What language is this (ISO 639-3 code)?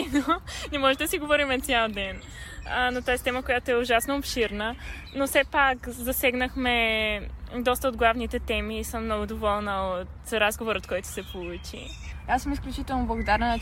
bul